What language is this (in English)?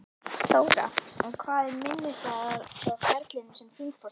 Icelandic